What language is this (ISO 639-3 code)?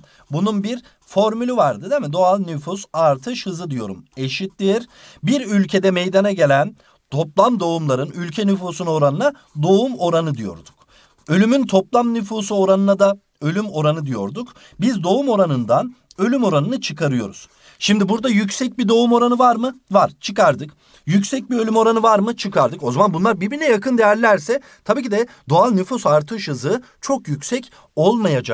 tur